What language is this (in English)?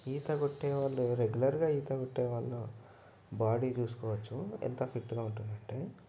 Telugu